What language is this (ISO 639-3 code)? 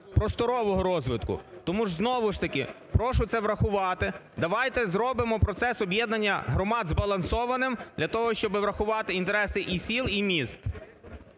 ukr